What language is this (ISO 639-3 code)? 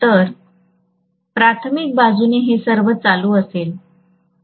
mar